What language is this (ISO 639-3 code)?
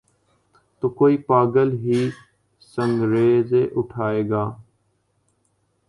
urd